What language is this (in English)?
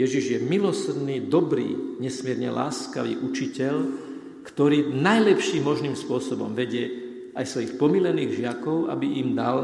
Slovak